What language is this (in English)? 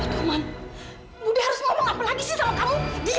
Indonesian